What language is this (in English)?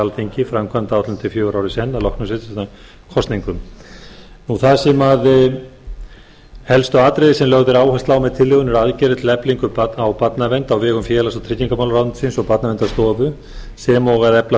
Icelandic